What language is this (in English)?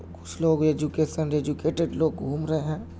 Urdu